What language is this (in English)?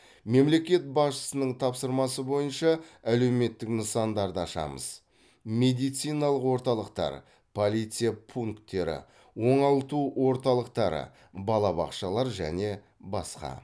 Kazakh